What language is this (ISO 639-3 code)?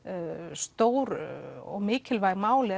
isl